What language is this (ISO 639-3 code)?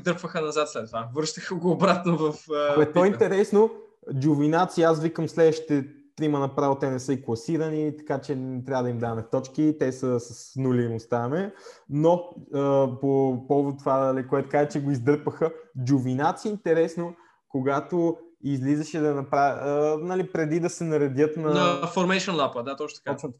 bul